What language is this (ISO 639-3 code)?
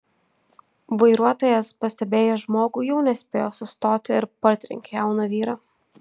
lit